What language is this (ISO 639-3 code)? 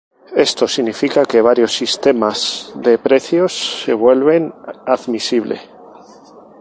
spa